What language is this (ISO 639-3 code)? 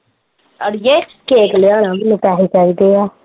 pan